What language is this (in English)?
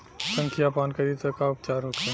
Bhojpuri